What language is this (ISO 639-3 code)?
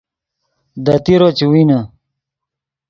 ydg